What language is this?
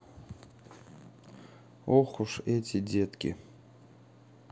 Russian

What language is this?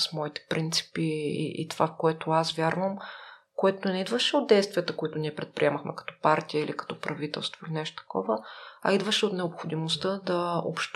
Bulgarian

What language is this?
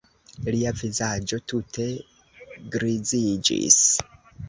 Esperanto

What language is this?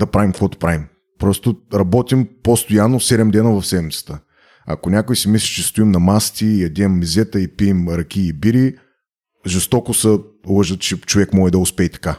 Bulgarian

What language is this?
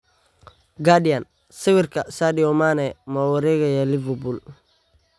Somali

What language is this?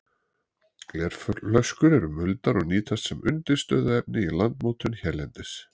Icelandic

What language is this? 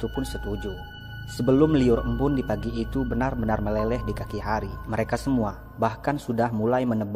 Indonesian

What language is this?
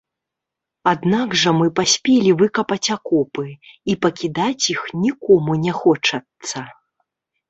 Belarusian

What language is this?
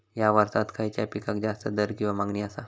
Marathi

